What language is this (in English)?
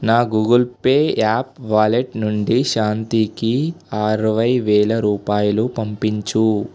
Telugu